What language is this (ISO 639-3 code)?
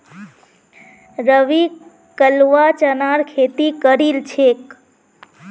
mag